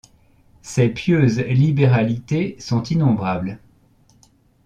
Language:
French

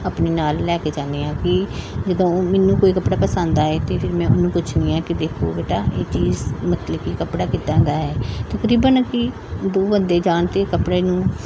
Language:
Punjabi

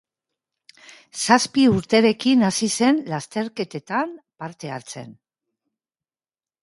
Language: Basque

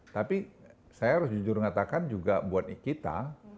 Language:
Indonesian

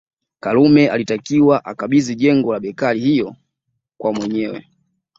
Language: Swahili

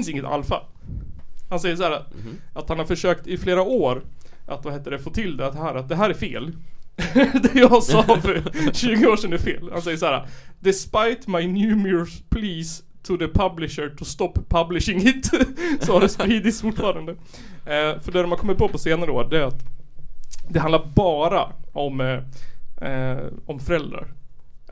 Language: Swedish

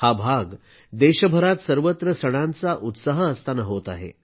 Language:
Marathi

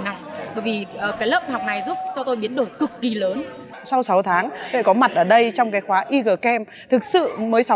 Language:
Vietnamese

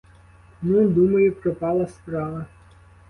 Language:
Ukrainian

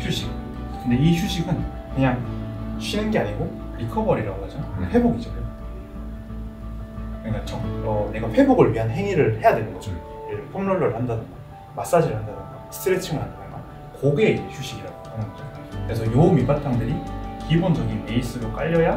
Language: Korean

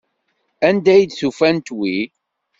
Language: Kabyle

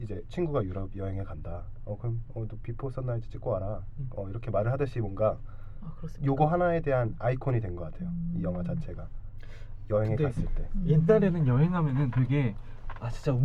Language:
Korean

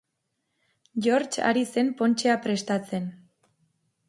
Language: Basque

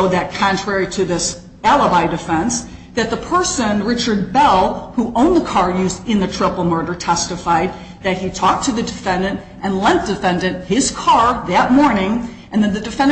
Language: English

